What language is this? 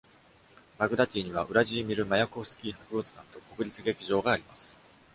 Japanese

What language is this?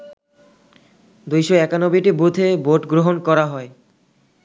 Bangla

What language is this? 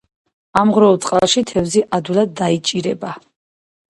Georgian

